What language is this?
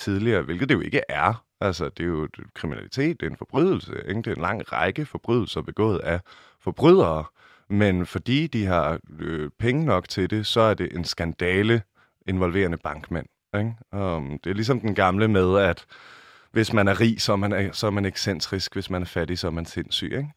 Danish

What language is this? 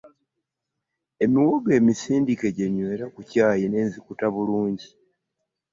Ganda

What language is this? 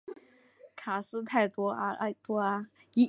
Chinese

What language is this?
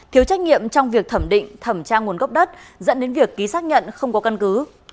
Vietnamese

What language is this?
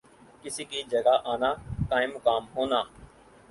Urdu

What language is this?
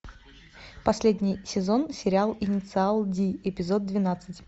Russian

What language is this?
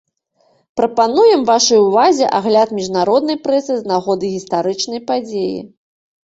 Belarusian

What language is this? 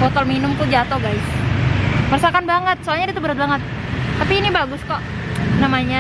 Indonesian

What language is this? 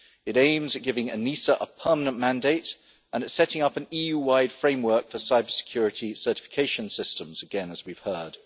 English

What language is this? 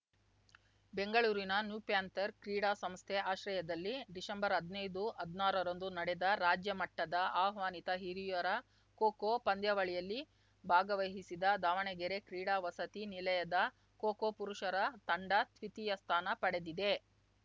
Kannada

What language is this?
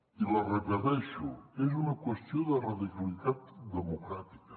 Catalan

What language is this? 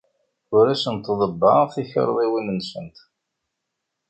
Kabyle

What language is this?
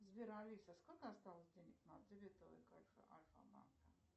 Russian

